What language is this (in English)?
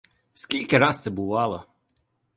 Ukrainian